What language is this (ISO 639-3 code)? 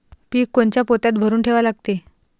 mar